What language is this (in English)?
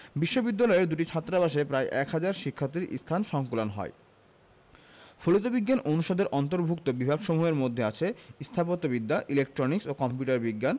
Bangla